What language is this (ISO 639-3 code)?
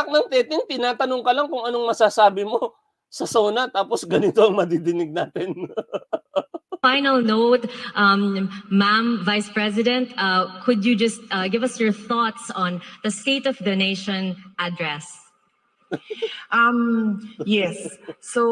fil